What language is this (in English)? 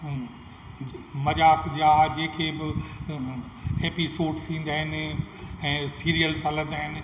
Sindhi